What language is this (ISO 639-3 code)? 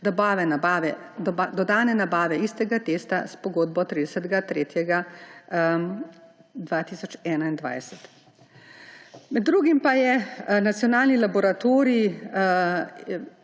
slv